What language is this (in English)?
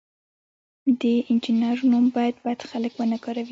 Pashto